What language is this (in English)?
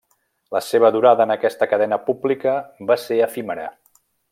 Catalan